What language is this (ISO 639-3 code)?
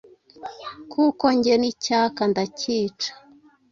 kin